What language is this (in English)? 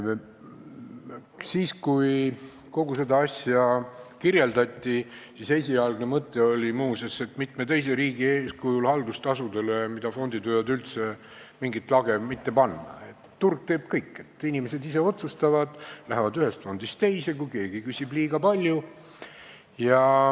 Estonian